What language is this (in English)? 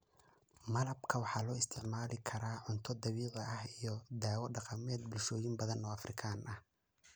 Somali